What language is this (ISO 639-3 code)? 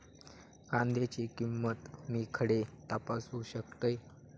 mar